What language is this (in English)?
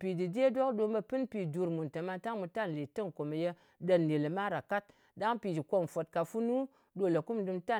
Ngas